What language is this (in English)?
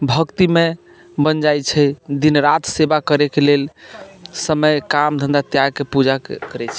Maithili